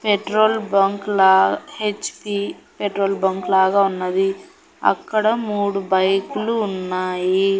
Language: Telugu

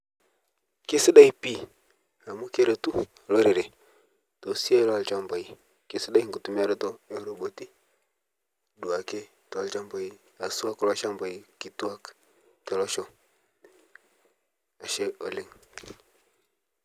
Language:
Masai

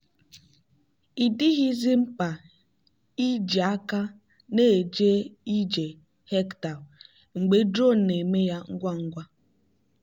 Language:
Igbo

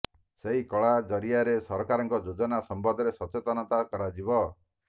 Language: Odia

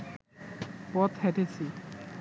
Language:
Bangla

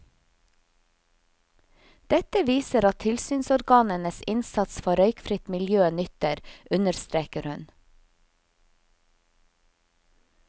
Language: Norwegian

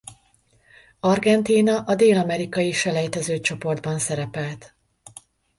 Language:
Hungarian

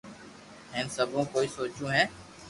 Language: Loarki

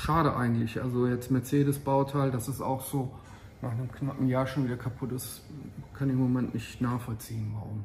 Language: German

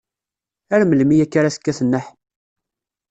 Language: Kabyle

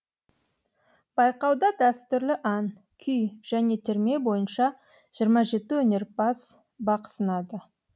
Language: Kazakh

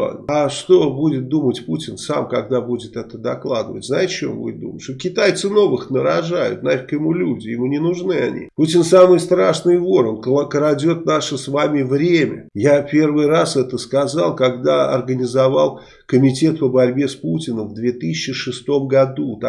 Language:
Russian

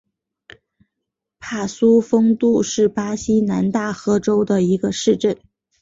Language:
Chinese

